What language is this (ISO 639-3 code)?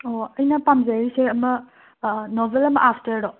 mni